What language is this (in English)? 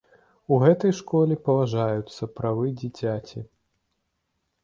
Belarusian